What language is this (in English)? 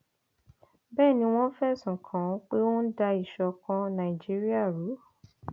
Yoruba